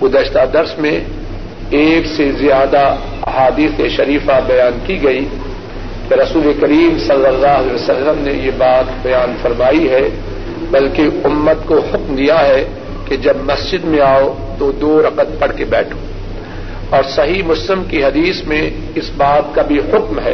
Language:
Urdu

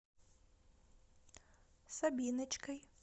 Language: Russian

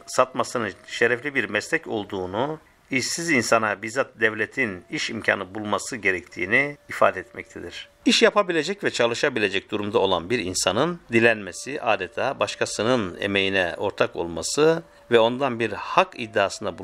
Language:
Turkish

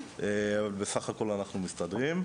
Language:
Hebrew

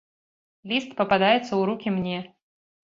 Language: Belarusian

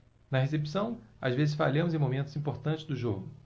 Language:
Portuguese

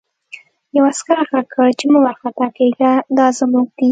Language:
Pashto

